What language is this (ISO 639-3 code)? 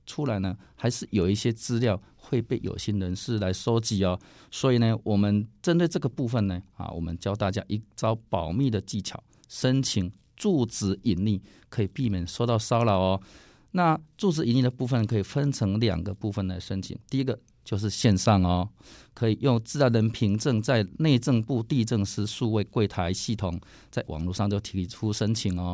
zho